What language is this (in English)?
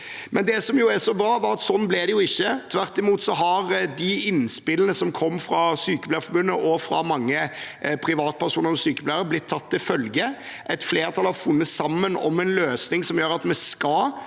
Norwegian